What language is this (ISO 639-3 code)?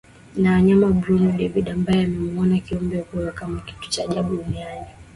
swa